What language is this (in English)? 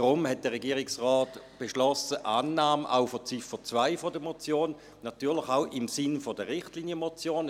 Swiss German